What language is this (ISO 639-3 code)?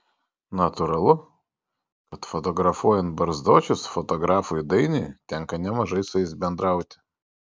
lit